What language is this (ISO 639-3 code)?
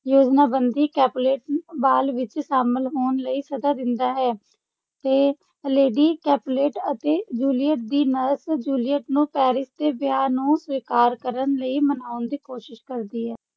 pan